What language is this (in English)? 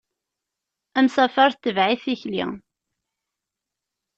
Kabyle